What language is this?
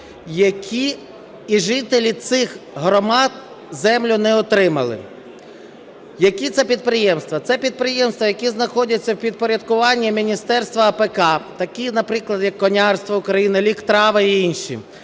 Ukrainian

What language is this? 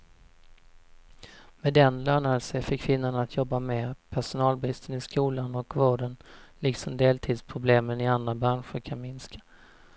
Swedish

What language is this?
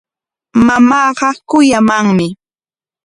Corongo Ancash Quechua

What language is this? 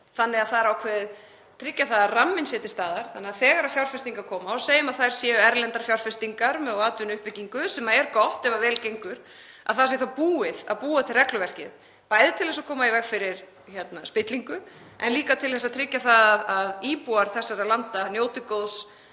Icelandic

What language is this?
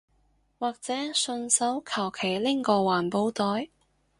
Cantonese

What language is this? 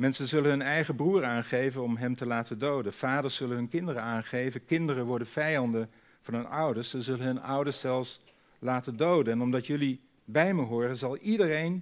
Dutch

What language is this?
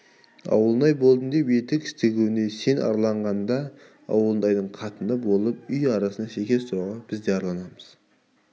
Kazakh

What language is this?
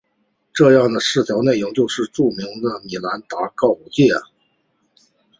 Chinese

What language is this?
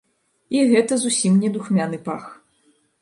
Belarusian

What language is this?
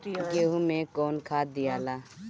Bhojpuri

